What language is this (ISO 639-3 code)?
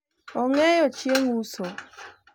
luo